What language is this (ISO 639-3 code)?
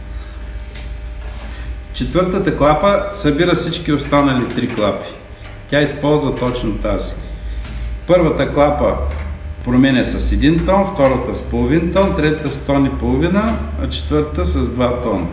bul